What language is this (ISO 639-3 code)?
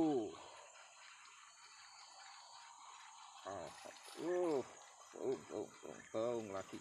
ind